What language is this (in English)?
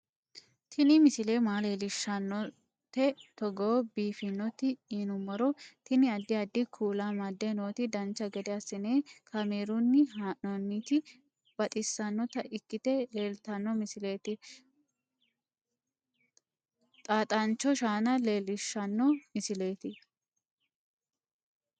Sidamo